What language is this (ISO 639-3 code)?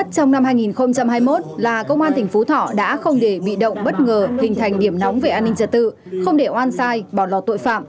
vie